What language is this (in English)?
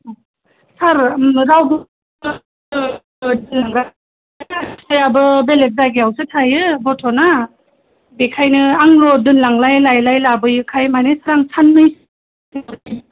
Bodo